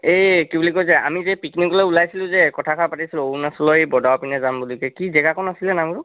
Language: Assamese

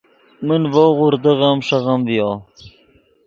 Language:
Yidgha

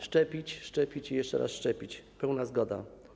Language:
Polish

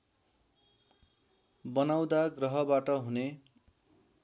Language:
Nepali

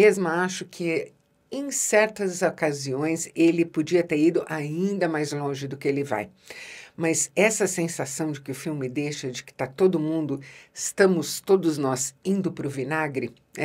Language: Portuguese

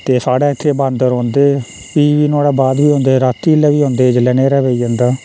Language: Dogri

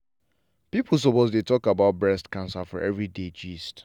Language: Nigerian Pidgin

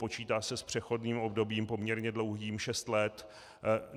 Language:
Czech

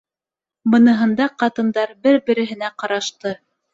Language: Bashkir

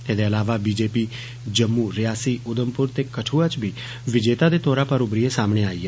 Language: Dogri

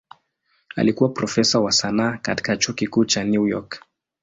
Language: Swahili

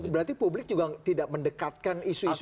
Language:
Indonesian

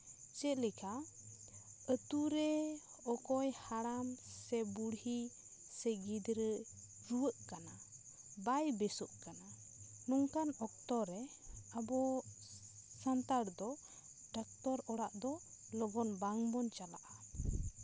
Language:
Santali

